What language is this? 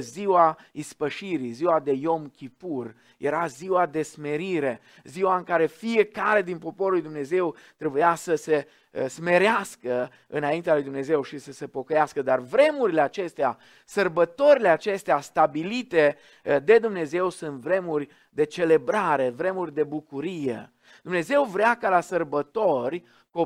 Romanian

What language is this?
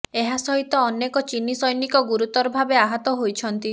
Odia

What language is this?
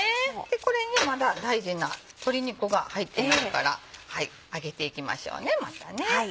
Japanese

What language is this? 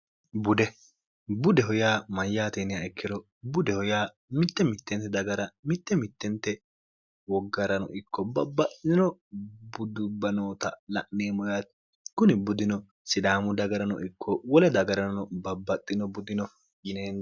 Sidamo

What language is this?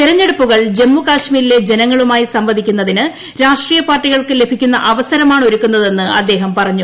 Malayalam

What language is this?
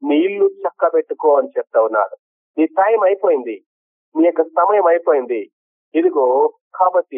Telugu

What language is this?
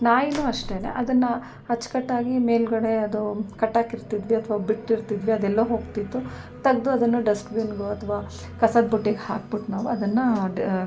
Kannada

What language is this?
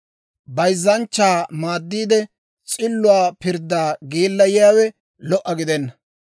Dawro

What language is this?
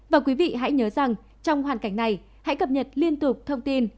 Vietnamese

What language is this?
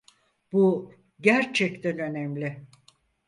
Turkish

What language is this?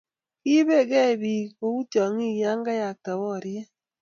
Kalenjin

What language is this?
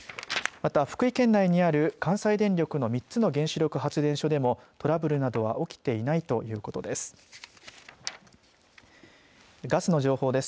Japanese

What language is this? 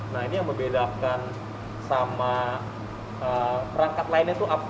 Indonesian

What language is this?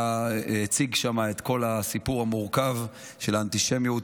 Hebrew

